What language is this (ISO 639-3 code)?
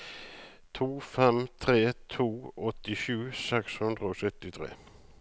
nor